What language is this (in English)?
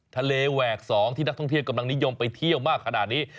Thai